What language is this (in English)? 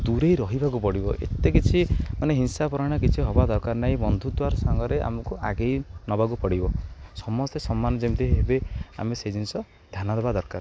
Odia